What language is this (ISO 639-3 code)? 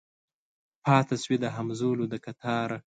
pus